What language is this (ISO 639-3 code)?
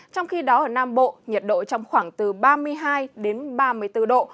vie